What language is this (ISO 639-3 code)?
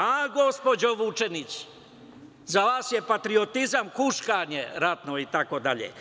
srp